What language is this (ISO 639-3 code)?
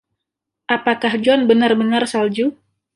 ind